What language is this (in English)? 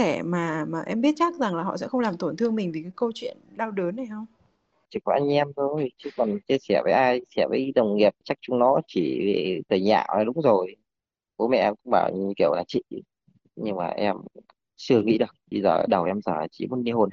Vietnamese